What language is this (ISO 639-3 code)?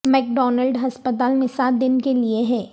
urd